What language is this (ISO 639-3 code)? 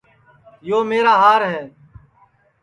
ssi